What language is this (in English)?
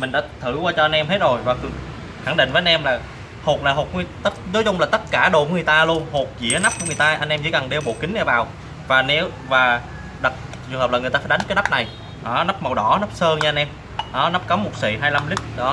Vietnamese